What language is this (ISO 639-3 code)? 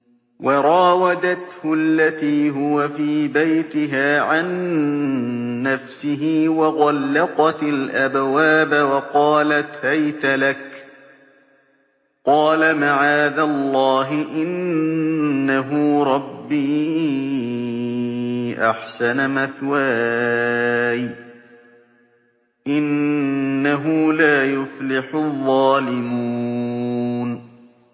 ara